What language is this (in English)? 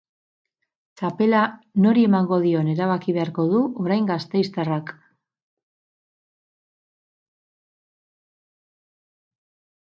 Basque